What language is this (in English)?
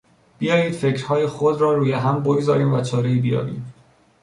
Persian